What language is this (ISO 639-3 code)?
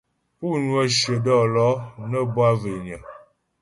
bbj